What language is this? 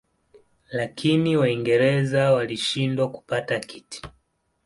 Swahili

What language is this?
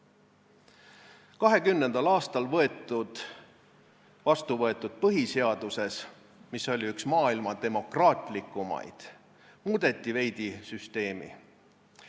Estonian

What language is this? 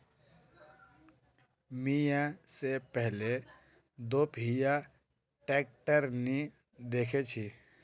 Magahi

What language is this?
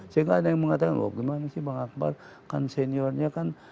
Indonesian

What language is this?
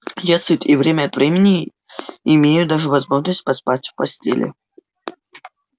Russian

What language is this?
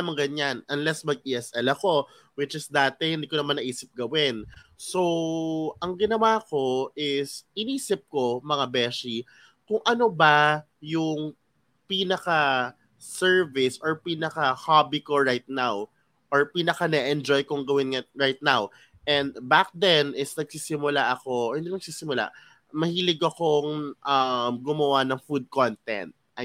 Filipino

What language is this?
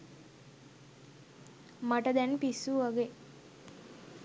Sinhala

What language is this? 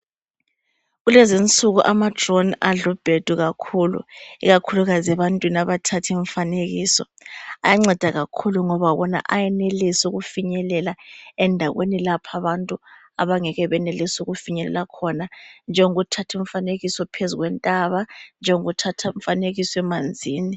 North Ndebele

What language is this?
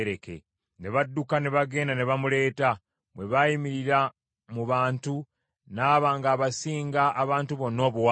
Ganda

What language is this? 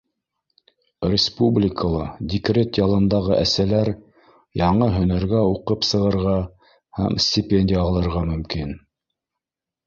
Bashkir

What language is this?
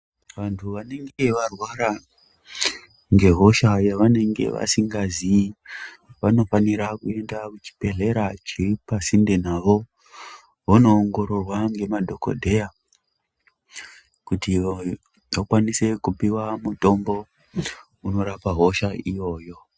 Ndau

